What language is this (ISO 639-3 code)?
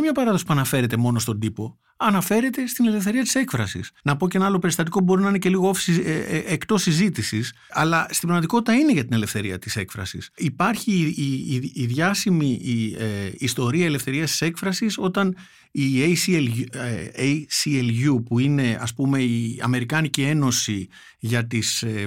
ell